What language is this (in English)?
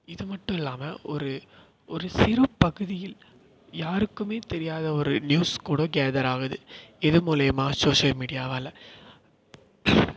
Tamil